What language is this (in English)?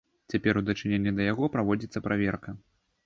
Belarusian